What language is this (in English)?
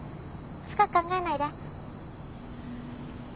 Japanese